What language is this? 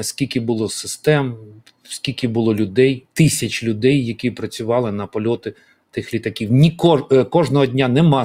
Ukrainian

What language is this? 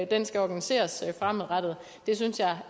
Danish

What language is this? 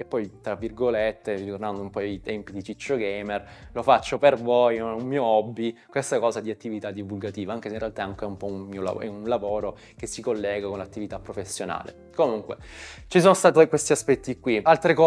Italian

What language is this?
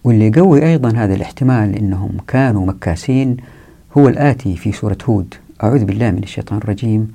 Arabic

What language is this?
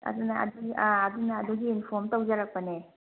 Manipuri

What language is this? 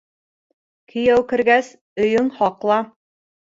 Bashkir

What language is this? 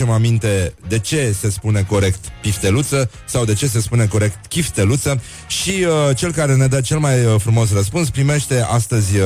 Romanian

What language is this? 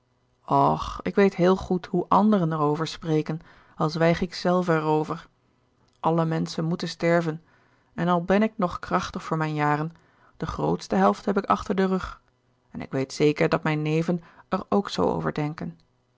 Dutch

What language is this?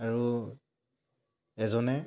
Assamese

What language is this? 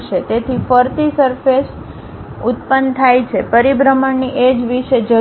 Gujarati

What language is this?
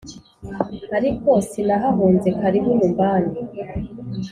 Kinyarwanda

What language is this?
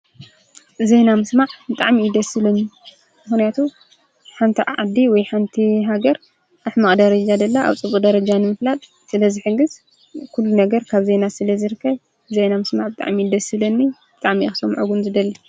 Tigrinya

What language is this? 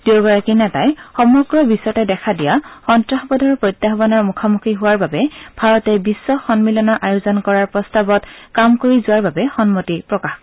Assamese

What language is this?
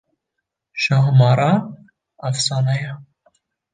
Kurdish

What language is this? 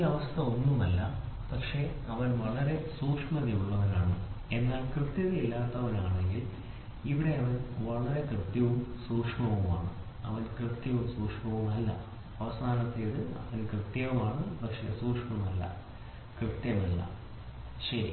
Malayalam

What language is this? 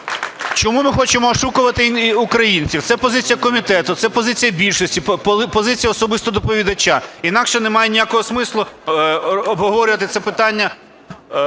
Ukrainian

